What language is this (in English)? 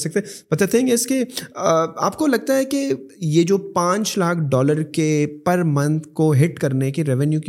Urdu